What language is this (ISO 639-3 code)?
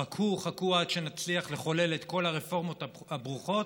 heb